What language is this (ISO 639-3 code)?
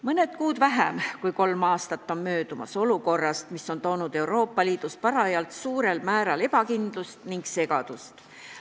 est